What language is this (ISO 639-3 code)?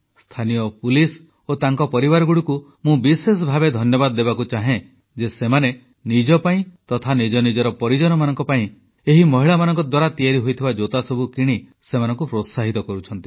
ori